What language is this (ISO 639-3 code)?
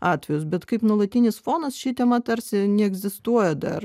lit